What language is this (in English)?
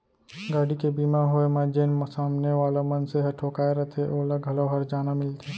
Chhattisgarhi